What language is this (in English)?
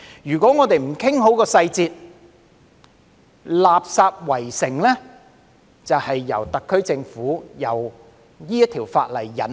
Cantonese